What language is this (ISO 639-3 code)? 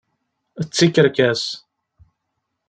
kab